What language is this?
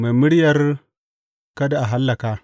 Hausa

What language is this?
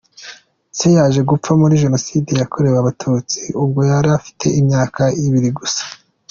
Kinyarwanda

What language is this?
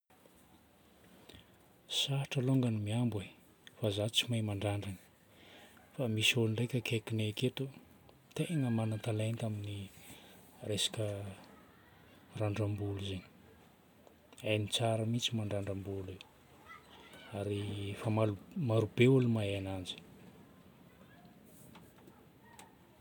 Northern Betsimisaraka Malagasy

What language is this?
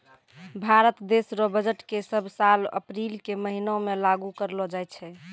Maithili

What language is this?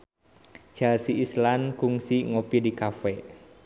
Sundanese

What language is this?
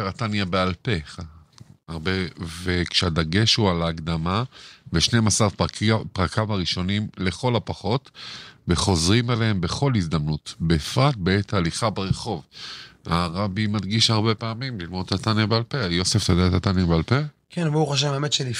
Hebrew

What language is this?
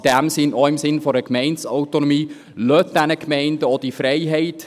Swiss German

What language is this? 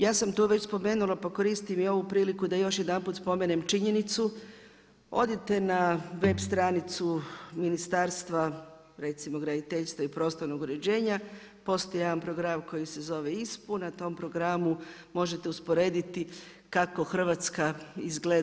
Croatian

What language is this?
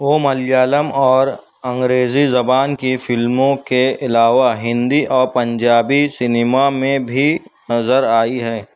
Urdu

